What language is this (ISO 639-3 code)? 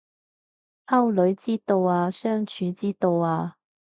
yue